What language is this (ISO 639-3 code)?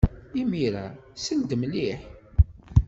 kab